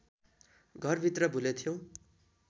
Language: Nepali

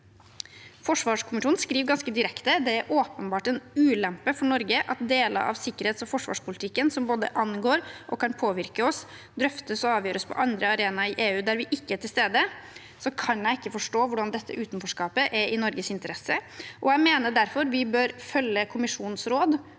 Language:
Norwegian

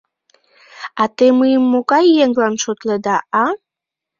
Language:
Mari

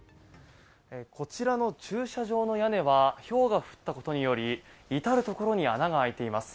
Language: Japanese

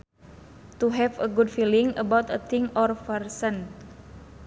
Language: Sundanese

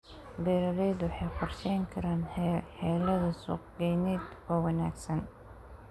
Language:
Somali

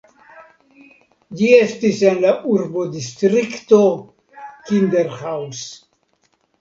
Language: Esperanto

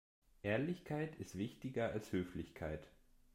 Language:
German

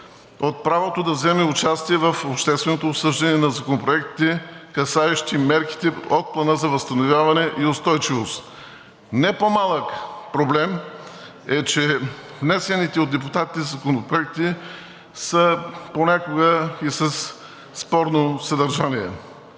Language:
Bulgarian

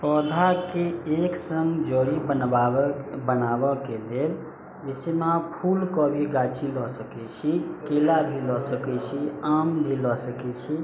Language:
Maithili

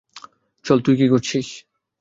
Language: Bangla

